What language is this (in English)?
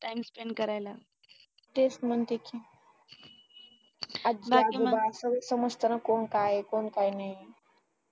Marathi